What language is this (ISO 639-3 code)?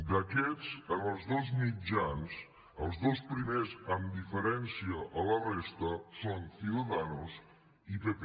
cat